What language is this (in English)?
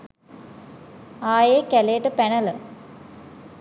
Sinhala